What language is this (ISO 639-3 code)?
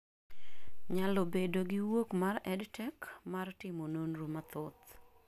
luo